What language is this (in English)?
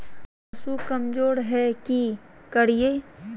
Magahi